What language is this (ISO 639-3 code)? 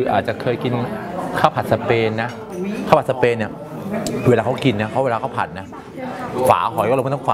tha